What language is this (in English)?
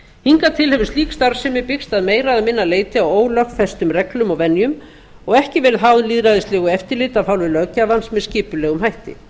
Icelandic